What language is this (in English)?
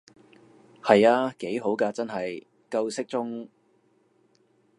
Cantonese